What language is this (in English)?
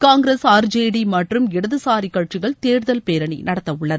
Tamil